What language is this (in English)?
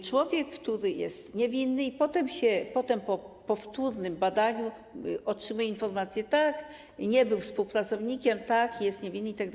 Polish